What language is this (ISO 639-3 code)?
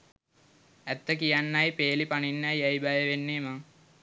sin